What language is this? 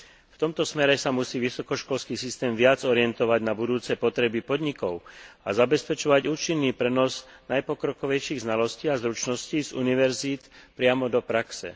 Slovak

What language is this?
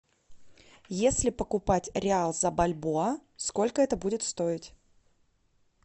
Russian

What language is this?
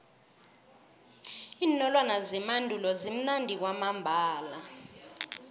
South Ndebele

